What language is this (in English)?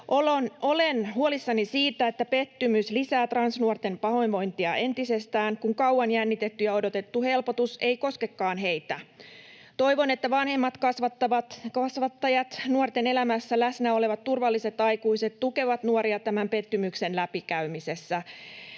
Finnish